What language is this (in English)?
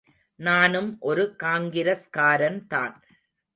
Tamil